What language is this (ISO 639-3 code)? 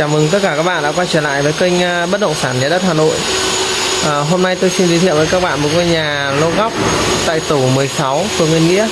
vie